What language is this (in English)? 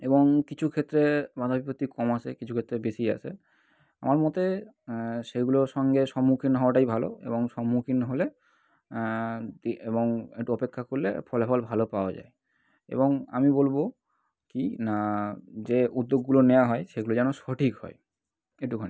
Bangla